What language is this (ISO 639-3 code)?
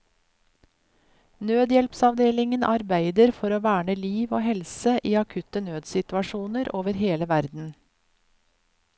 nor